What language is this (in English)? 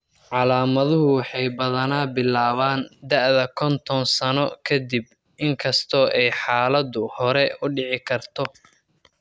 Somali